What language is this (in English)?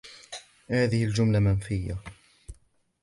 Arabic